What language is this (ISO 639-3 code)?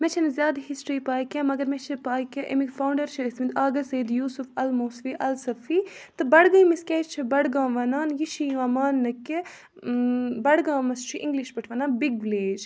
kas